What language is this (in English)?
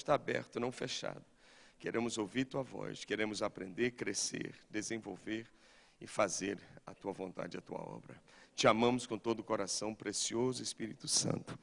Portuguese